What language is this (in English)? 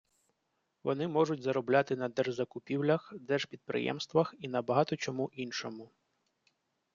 Ukrainian